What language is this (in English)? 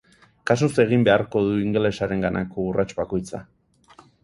Basque